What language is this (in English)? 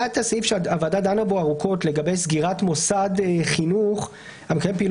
Hebrew